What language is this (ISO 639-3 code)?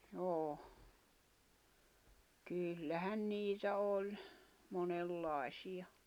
fin